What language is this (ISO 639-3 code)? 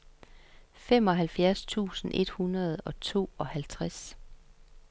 dan